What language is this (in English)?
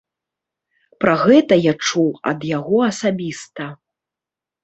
Belarusian